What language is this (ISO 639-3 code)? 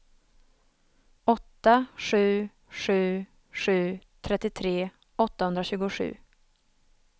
swe